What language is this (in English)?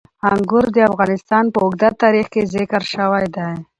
Pashto